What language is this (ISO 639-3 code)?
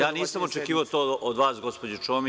srp